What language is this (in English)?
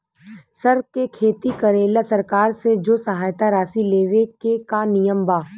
Bhojpuri